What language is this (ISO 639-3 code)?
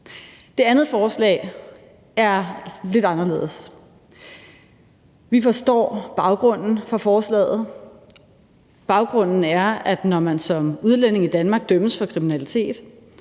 dan